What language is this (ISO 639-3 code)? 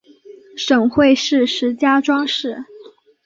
zho